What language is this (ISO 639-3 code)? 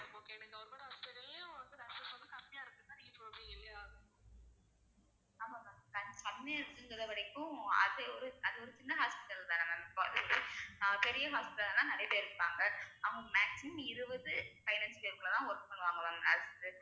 tam